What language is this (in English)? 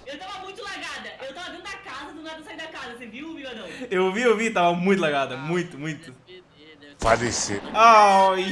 Portuguese